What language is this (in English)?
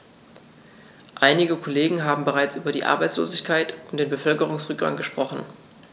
German